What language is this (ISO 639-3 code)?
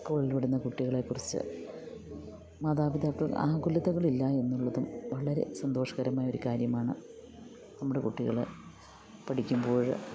mal